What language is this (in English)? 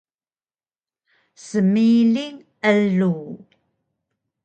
Taroko